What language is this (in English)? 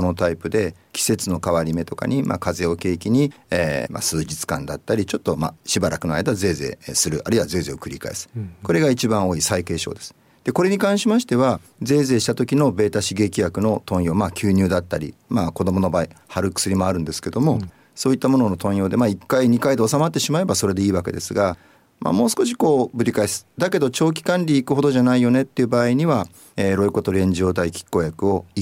Japanese